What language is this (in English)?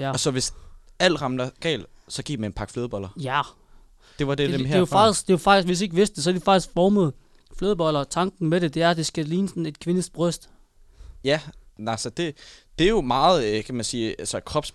Danish